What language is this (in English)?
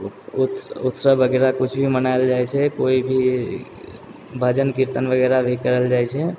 Maithili